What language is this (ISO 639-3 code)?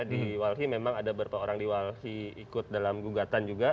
ind